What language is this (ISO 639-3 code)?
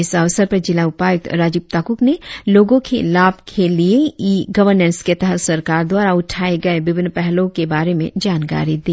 hin